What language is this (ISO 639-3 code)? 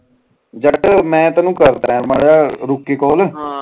pan